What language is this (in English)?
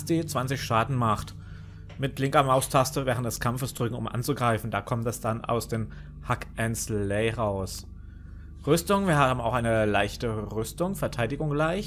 German